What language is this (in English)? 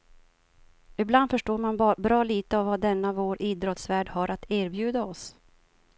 Swedish